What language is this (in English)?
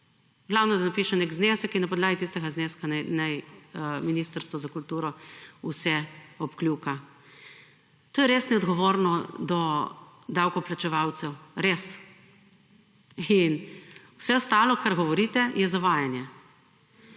Slovenian